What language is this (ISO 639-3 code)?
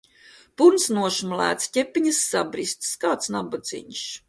lav